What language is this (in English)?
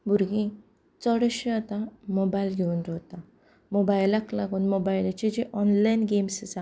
Konkani